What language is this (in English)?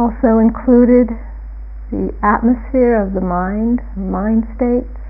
English